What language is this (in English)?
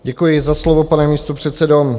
Czech